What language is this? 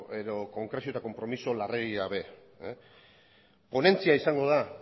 Basque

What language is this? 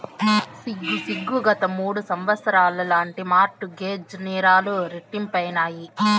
Telugu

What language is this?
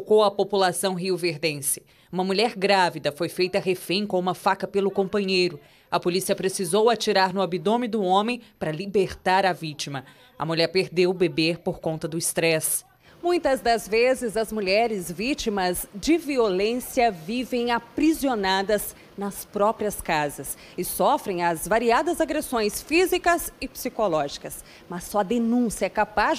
Portuguese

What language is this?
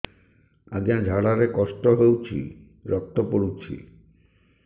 Odia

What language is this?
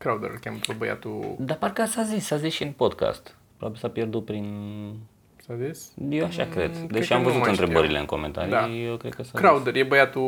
Romanian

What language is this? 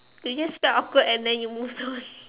English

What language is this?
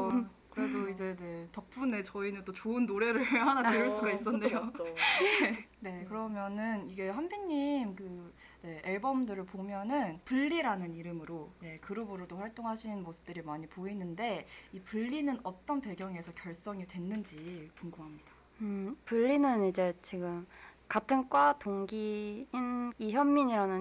Korean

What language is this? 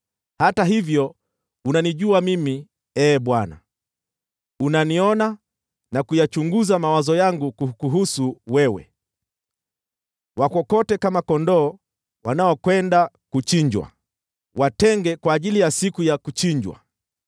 Swahili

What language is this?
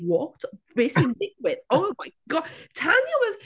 Welsh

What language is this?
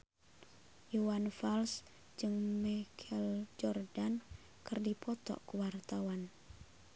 Sundanese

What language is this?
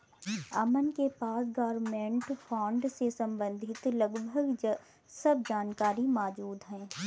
Hindi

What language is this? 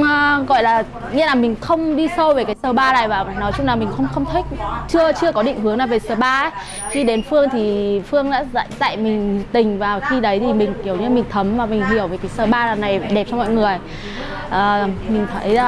Vietnamese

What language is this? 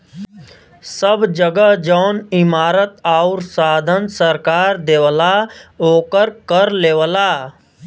Bhojpuri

